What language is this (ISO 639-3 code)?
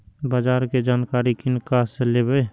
mai